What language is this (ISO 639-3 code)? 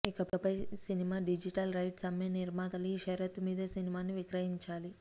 tel